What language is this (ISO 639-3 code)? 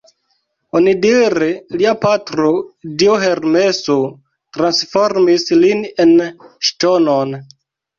epo